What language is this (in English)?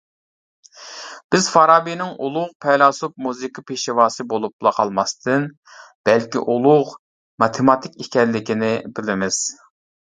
Uyghur